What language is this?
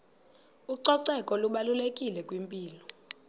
Xhosa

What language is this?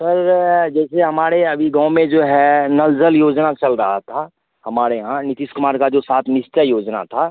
Hindi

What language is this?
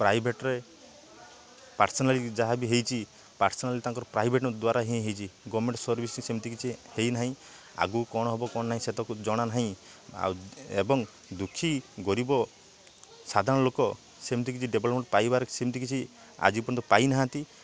Odia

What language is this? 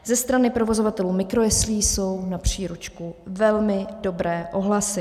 Czech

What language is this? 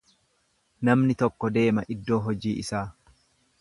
Oromo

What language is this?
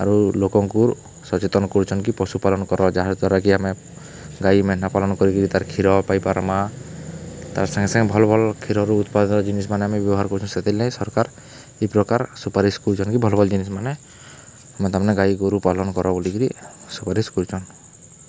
Odia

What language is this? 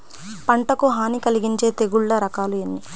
Telugu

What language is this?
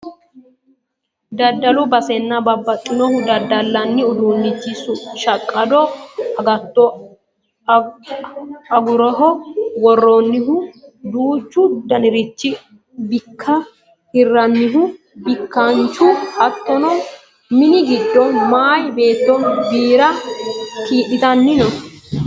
Sidamo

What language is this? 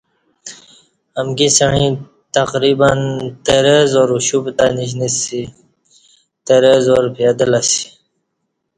Kati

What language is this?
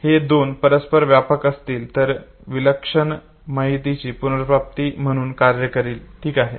Marathi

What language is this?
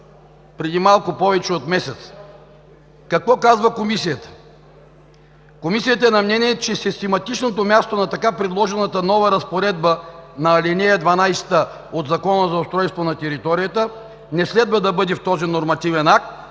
Bulgarian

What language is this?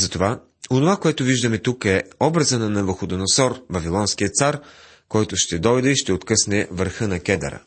Bulgarian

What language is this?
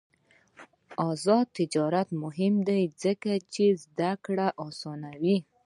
Pashto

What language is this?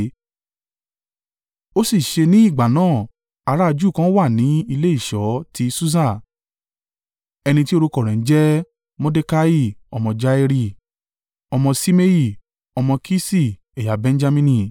Yoruba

